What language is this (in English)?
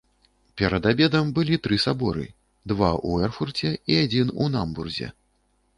Belarusian